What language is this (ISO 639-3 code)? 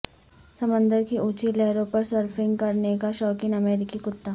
urd